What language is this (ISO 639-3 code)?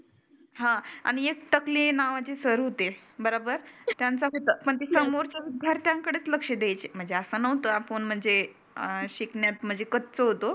mar